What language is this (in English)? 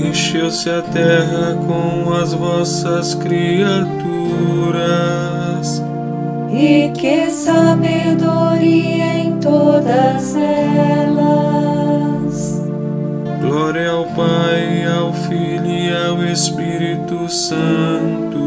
Portuguese